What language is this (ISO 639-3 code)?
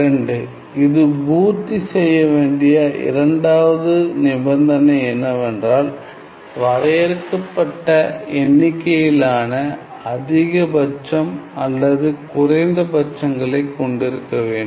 tam